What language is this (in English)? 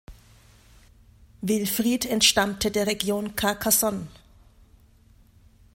German